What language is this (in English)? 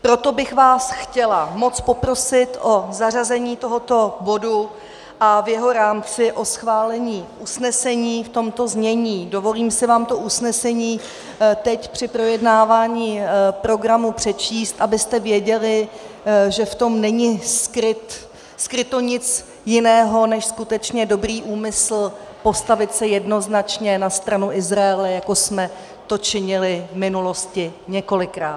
Czech